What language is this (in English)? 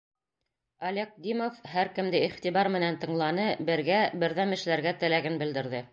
Bashkir